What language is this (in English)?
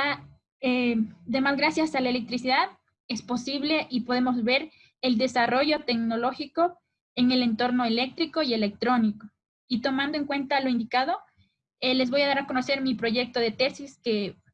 Spanish